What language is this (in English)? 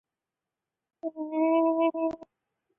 Chinese